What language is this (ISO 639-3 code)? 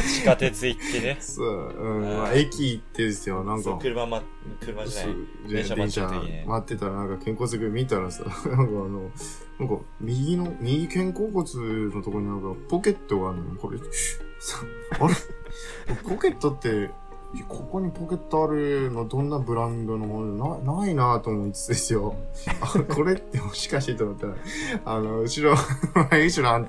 jpn